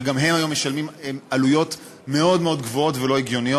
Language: Hebrew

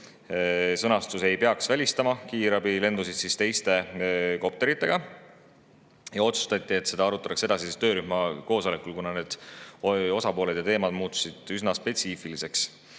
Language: Estonian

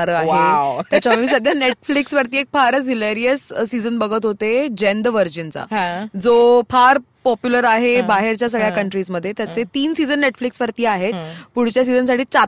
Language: Marathi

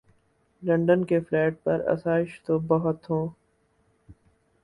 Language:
Urdu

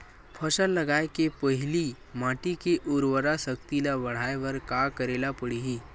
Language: Chhattisgarhi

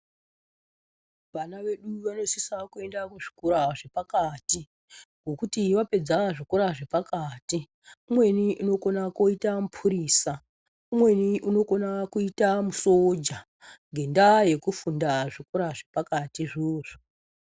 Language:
Ndau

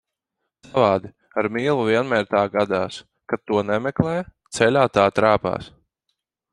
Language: Latvian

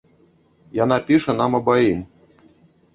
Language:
Belarusian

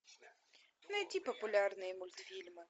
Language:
Russian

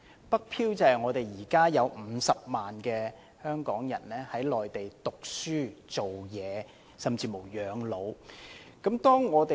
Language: Cantonese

